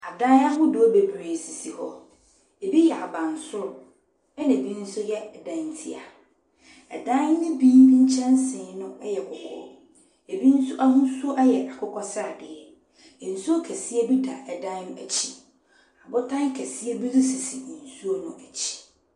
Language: Akan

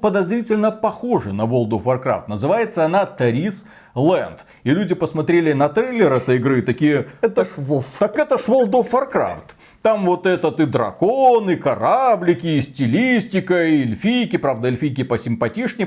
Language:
Russian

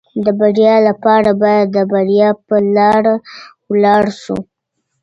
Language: Pashto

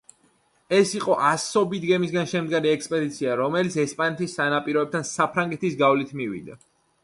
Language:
Georgian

